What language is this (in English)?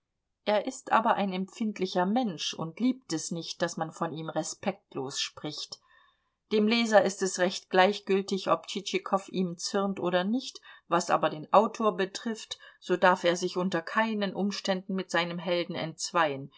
German